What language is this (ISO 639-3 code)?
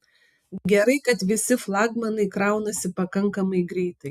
lit